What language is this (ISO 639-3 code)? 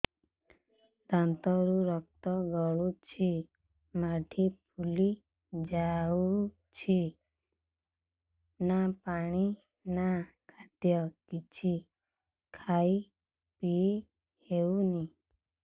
ori